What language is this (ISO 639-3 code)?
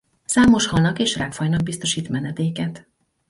hun